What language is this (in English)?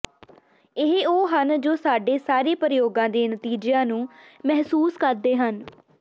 Punjabi